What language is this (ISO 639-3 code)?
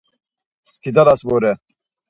lzz